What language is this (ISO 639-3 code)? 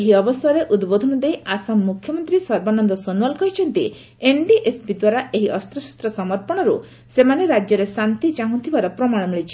ori